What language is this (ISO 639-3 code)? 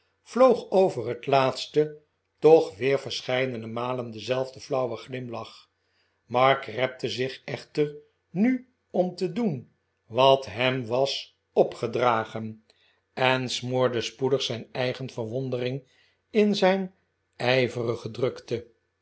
nld